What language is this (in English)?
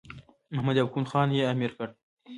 Pashto